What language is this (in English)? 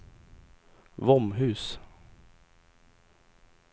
Swedish